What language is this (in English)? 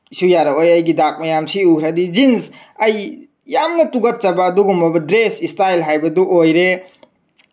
Manipuri